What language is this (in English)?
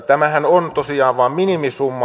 Finnish